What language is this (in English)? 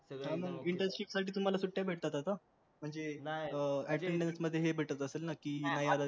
Marathi